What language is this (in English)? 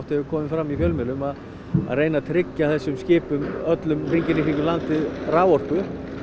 Icelandic